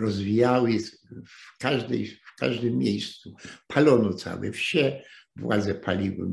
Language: Polish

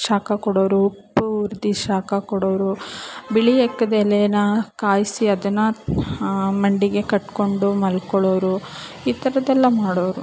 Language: Kannada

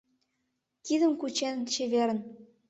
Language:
Mari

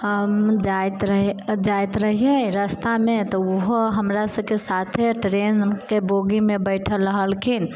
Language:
Maithili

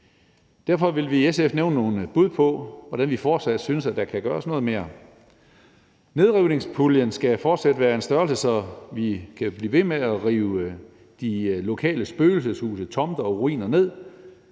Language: Danish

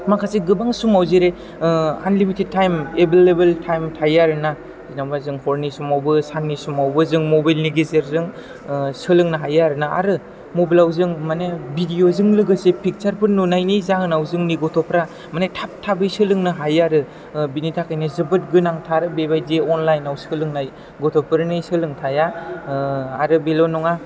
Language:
Bodo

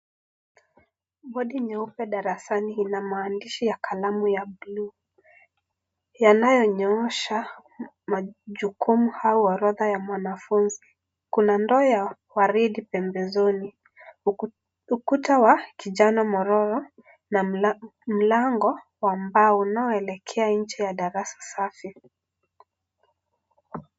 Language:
Swahili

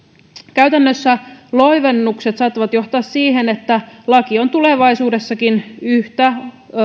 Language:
Finnish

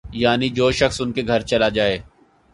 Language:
Urdu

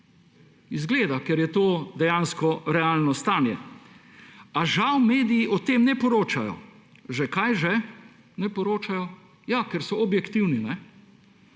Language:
Slovenian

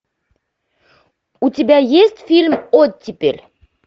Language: Russian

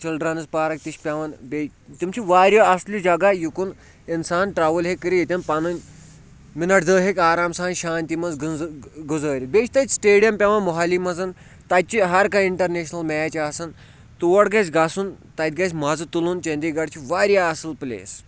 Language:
Kashmiri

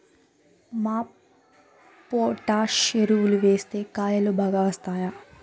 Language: Telugu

